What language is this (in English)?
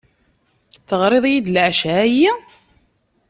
Kabyle